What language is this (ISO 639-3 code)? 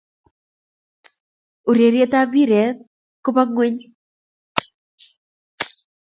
kln